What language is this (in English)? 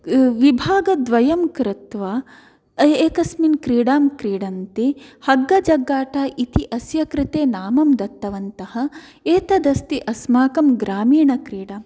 Sanskrit